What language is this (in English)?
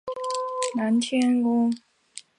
Chinese